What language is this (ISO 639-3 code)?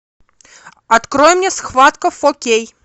rus